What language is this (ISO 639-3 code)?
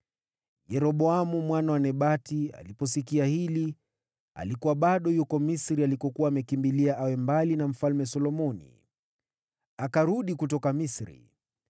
swa